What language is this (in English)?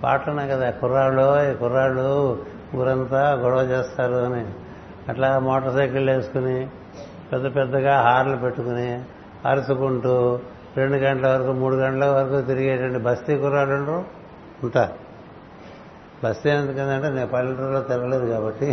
Telugu